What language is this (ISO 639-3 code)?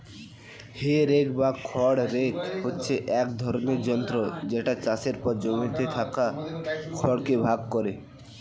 ben